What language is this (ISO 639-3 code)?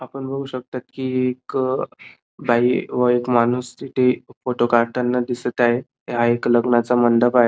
mar